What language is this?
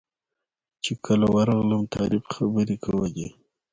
Pashto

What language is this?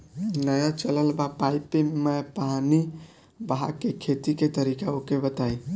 Bhojpuri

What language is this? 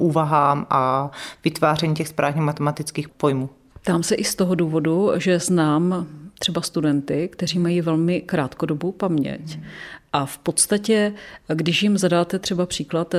Czech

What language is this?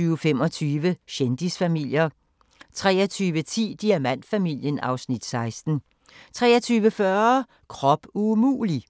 Danish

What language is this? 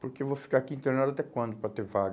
Portuguese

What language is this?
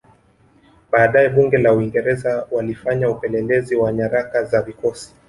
Swahili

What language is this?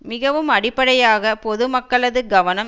Tamil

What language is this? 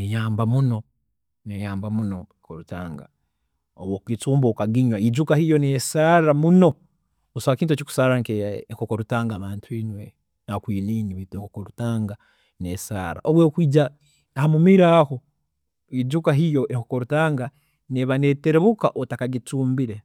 Tooro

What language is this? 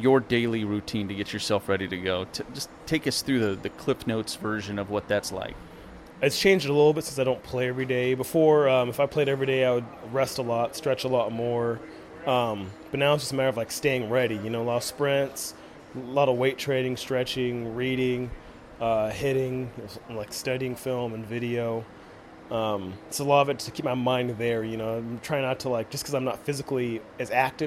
English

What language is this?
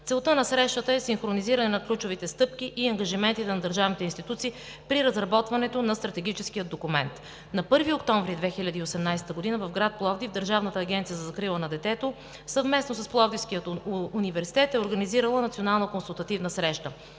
Bulgarian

